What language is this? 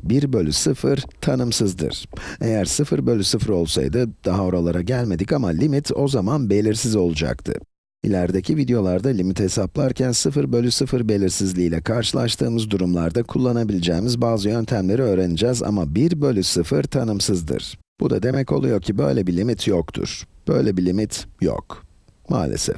Turkish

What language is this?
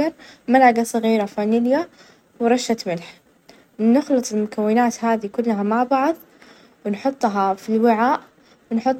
Najdi Arabic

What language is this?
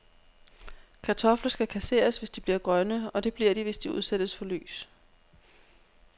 Danish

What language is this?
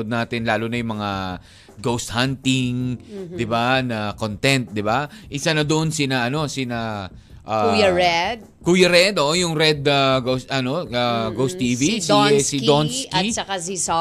Filipino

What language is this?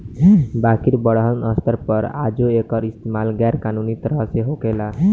Bhojpuri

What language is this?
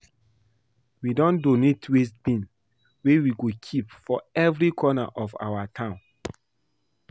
Nigerian Pidgin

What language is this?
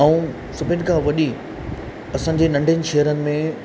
Sindhi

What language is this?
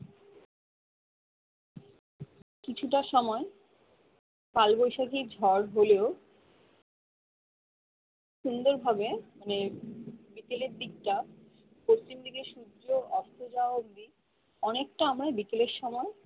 Bangla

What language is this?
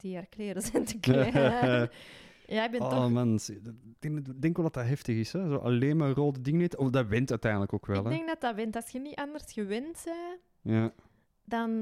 Dutch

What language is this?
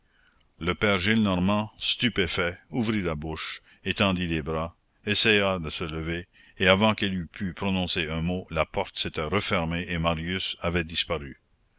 French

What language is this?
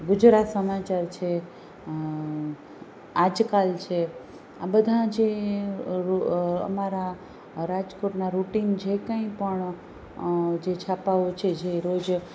Gujarati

